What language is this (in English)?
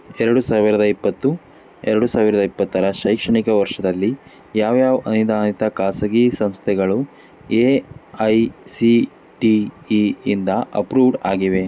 Kannada